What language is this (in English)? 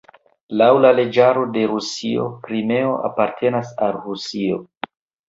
Esperanto